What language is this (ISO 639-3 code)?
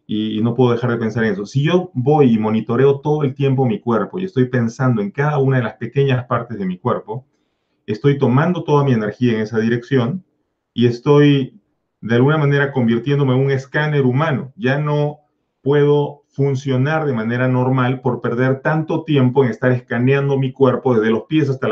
spa